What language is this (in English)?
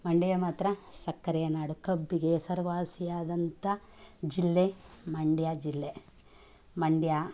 Kannada